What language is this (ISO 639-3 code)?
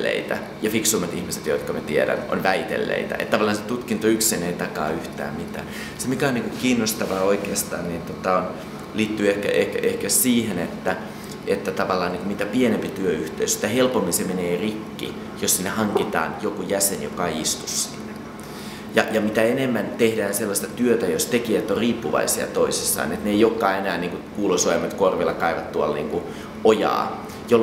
fin